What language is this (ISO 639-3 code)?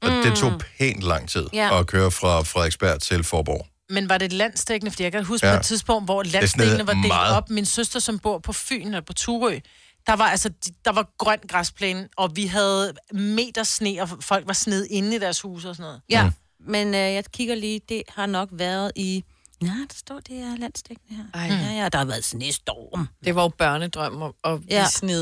dan